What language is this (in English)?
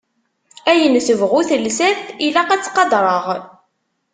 Kabyle